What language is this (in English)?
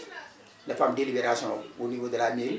Wolof